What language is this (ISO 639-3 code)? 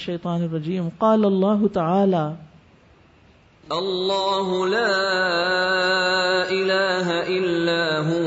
urd